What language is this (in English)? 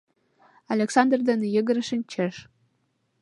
Mari